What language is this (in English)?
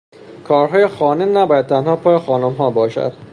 Persian